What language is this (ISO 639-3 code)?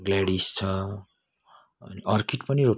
nep